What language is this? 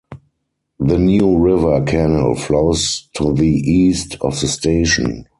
English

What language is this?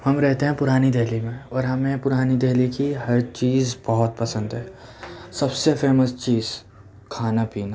Urdu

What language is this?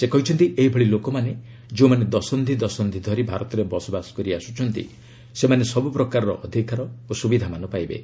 Odia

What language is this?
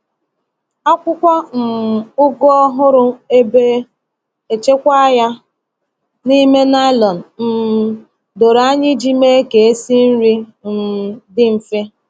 Igbo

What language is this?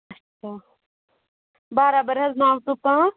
Kashmiri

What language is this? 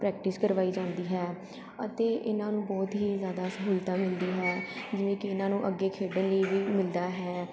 Punjabi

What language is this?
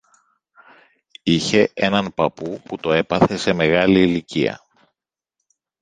Greek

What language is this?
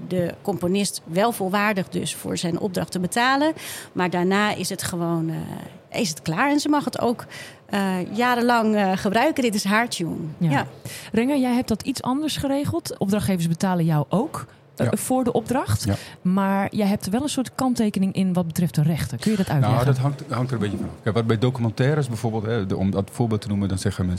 Dutch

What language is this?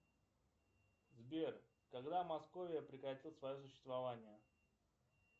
Russian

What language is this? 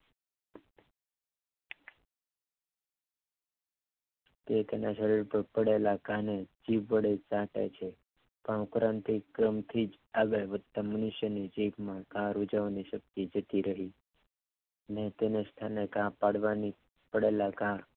Gujarati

